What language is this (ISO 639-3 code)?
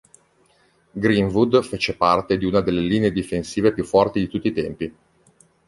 ita